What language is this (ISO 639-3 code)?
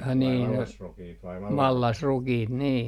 fin